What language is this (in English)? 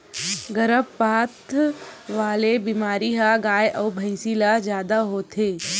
Chhattisgarhi